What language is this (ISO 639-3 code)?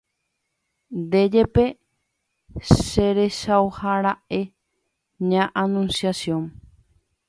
grn